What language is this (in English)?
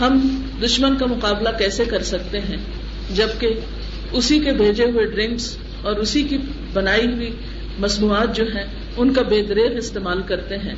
Urdu